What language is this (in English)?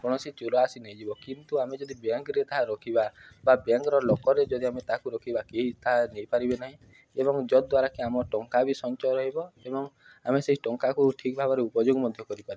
Odia